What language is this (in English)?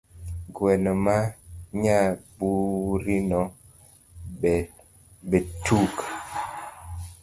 Luo (Kenya and Tanzania)